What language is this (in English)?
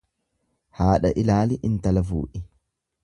Oromo